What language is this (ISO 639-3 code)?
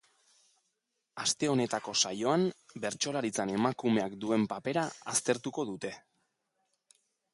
eus